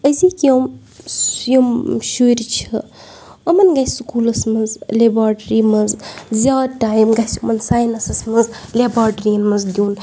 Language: Kashmiri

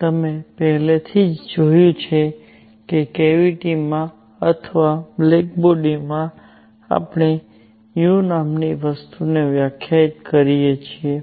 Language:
Gujarati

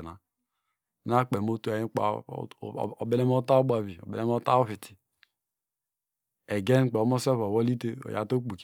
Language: Degema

